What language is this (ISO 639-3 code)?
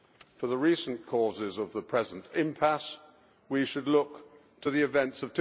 eng